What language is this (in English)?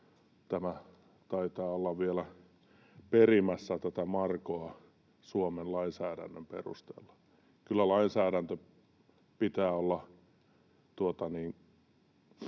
Finnish